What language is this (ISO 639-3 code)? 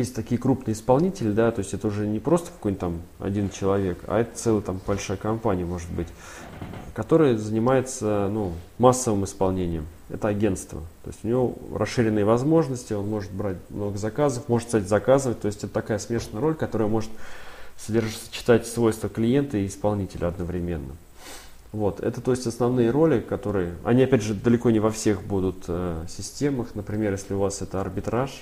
rus